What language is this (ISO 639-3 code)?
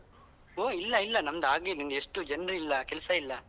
kan